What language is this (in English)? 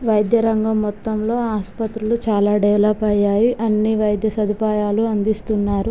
Telugu